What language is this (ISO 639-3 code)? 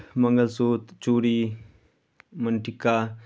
mai